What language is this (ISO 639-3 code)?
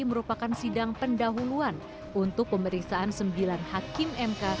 ind